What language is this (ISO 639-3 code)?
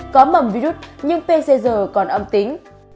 vie